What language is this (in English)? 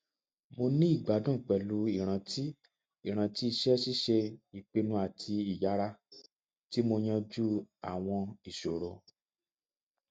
Yoruba